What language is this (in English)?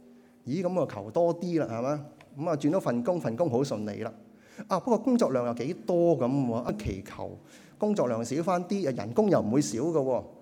Chinese